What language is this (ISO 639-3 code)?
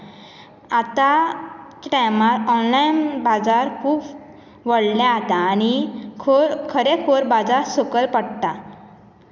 kok